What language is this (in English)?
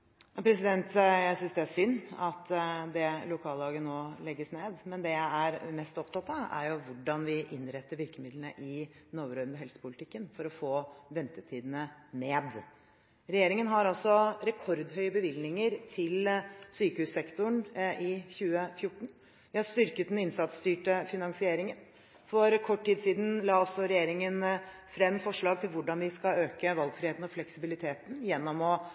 Norwegian Bokmål